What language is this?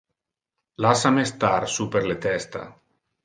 Interlingua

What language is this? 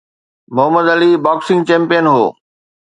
Sindhi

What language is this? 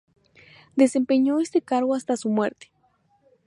Spanish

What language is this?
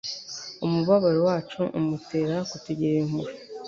Kinyarwanda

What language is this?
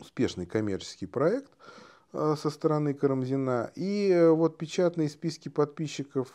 Russian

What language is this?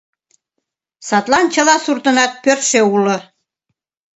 Mari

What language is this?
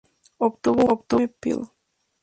Spanish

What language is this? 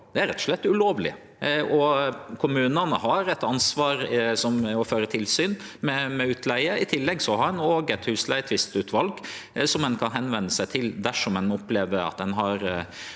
Norwegian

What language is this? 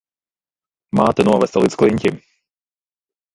Latvian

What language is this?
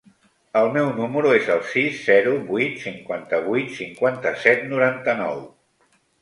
Catalan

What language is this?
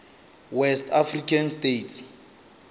Northern Sotho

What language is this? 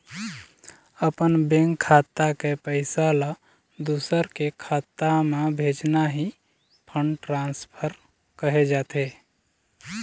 Chhattisgarhi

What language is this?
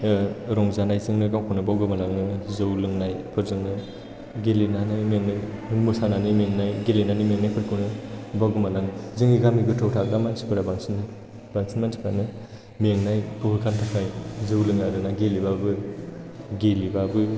Bodo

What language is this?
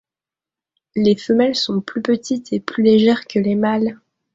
French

